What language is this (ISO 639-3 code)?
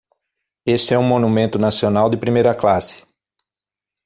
por